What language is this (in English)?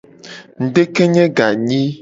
Gen